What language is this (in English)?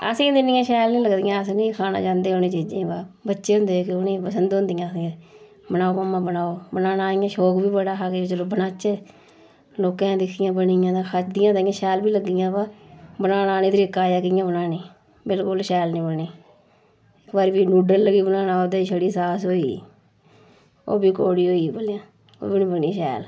Dogri